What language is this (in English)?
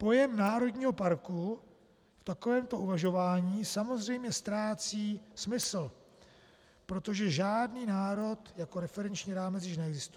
Czech